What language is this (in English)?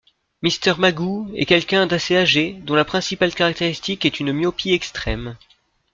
French